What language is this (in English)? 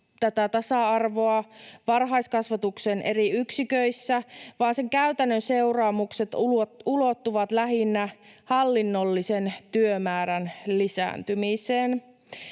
Finnish